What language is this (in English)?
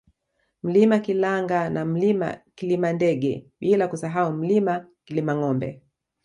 Swahili